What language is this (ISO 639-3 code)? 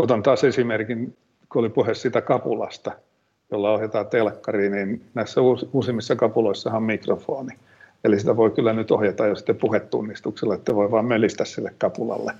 fin